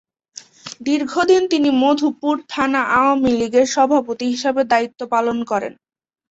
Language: Bangla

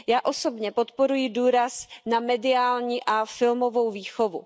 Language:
Czech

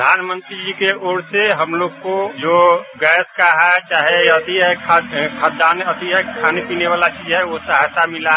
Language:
Hindi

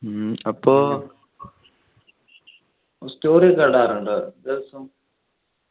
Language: Malayalam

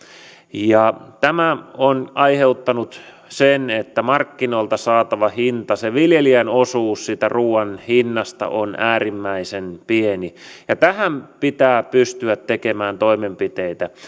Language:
Finnish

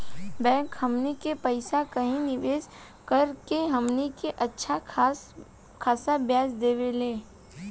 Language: Bhojpuri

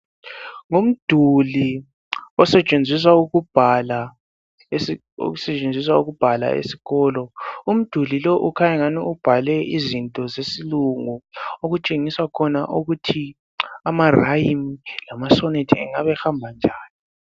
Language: North Ndebele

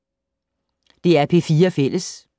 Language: Danish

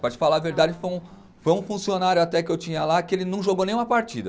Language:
Portuguese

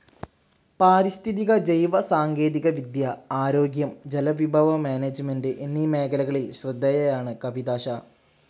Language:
Malayalam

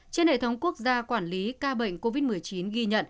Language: Vietnamese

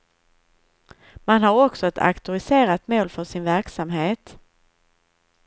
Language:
Swedish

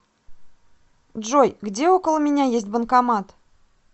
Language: Russian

